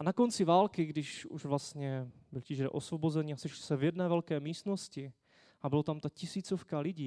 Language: Czech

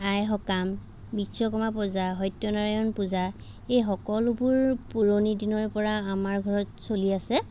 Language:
Assamese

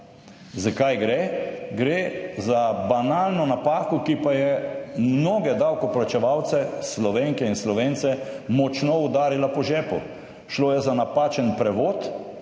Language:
Slovenian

